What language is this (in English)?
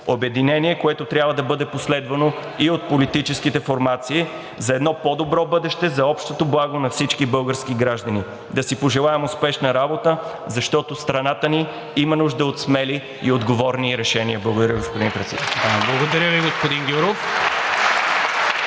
Bulgarian